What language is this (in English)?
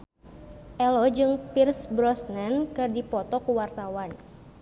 Sundanese